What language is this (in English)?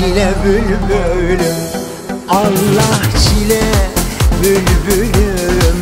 Romanian